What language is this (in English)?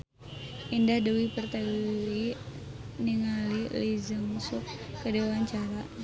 Sundanese